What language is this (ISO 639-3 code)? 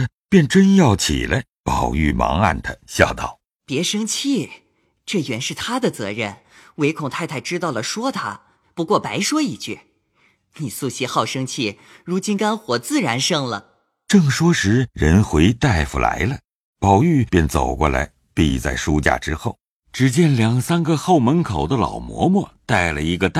zho